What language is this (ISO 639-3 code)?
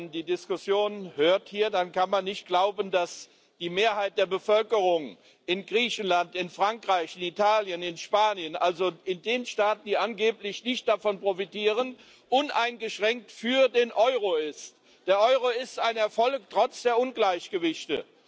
deu